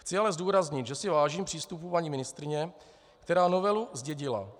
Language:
Czech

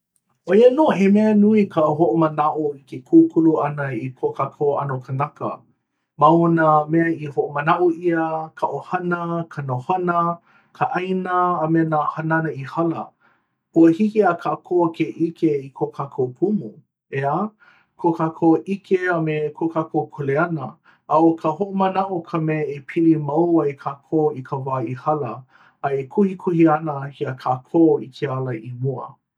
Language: Hawaiian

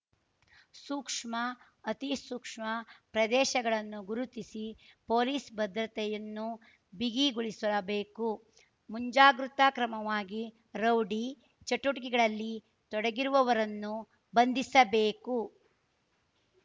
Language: Kannada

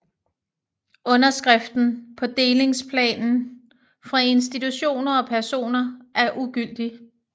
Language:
Danish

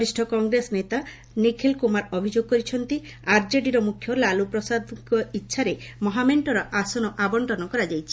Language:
Odia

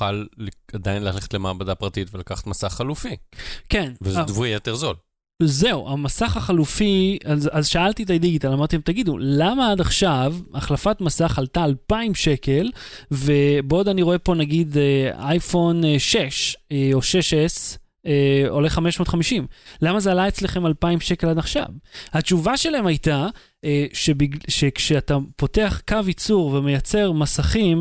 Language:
Hebrew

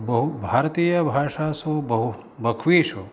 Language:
Sanskrit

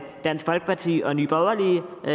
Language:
Danish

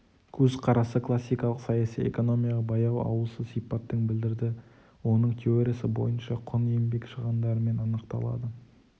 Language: Kazakh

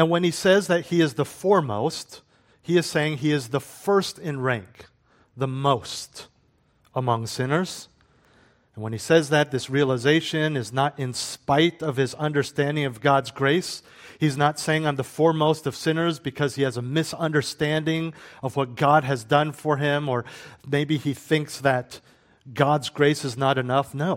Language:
English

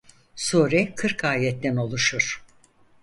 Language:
Turkish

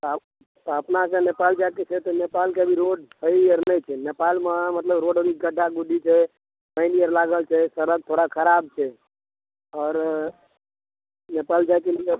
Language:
Maithili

